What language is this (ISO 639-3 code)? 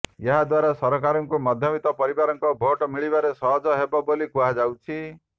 ori